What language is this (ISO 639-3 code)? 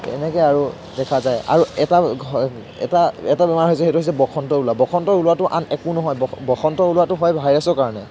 asm